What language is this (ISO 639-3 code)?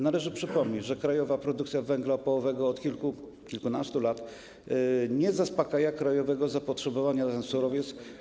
pol